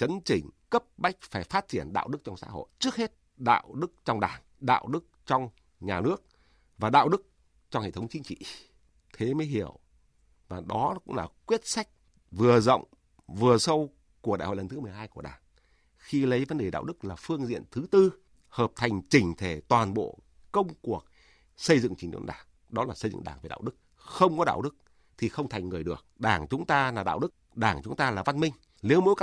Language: Vietnamese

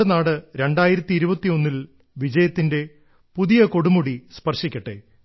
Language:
Malayalam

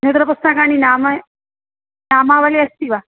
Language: Sanskrit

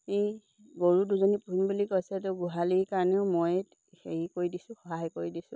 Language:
Assamese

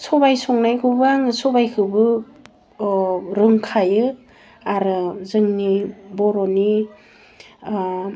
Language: Bodo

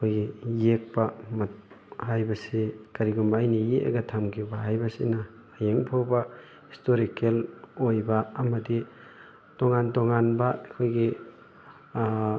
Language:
Manipuri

